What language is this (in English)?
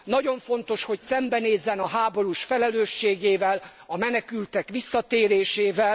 Hungarian